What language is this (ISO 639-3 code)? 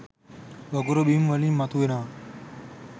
sin